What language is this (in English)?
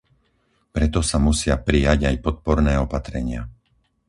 Slovak